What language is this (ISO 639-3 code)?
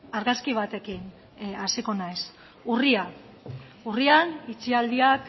eus